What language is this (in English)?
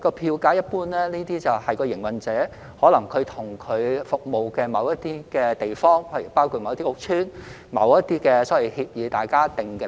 Cantonese